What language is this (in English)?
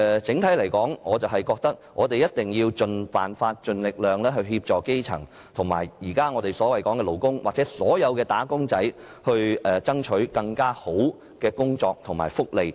Cantonese